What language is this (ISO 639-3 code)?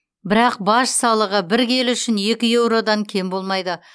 kaz